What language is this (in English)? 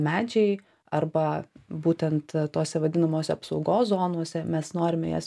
Lithuanian